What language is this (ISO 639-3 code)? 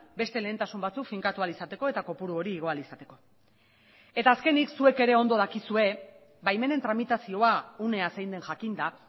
eus